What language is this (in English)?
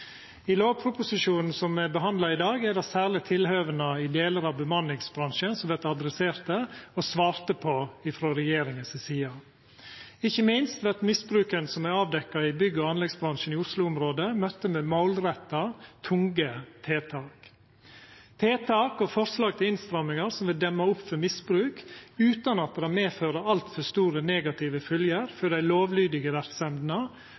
Norwegian Nynorsk